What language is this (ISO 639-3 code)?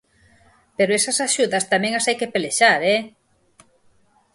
glg